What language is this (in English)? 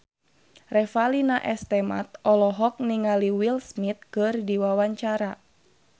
Sundanese